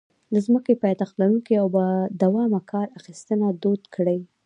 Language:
Pashto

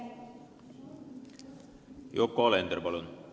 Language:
Estonian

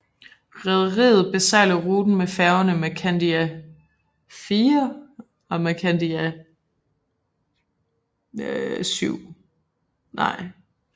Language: Danish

